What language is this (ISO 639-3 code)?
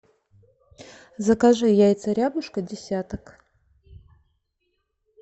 rus